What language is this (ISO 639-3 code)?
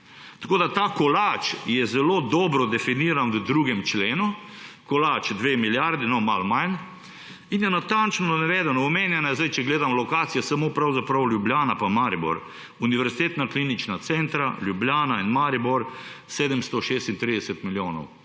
slv